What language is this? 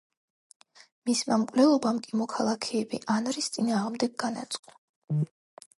Georgian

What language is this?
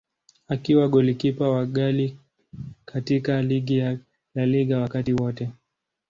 Swahili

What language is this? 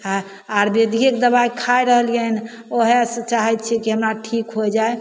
Maithili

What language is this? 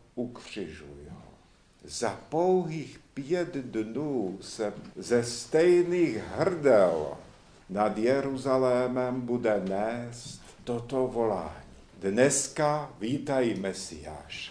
Czech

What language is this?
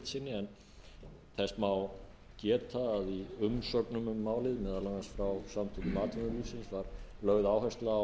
Icelandic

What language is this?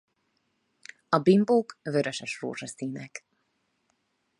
Hungarian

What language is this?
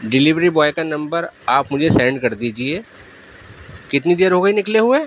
Urdu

